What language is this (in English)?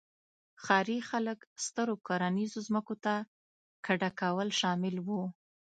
Pashto